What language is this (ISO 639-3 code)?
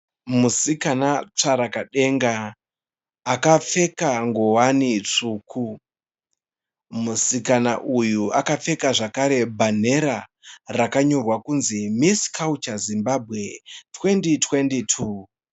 sna